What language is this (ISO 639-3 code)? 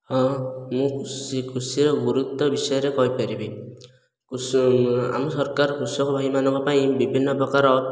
ori